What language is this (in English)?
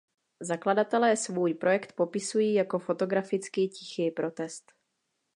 Czech